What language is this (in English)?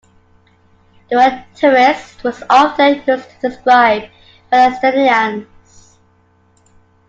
English